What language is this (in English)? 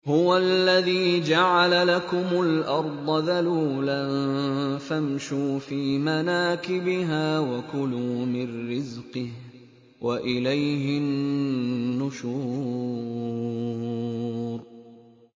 Arabic